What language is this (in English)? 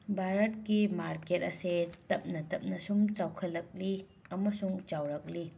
Manipuri